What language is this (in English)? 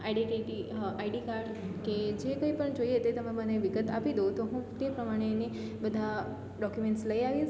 Gujarati